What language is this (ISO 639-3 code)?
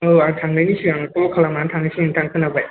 brx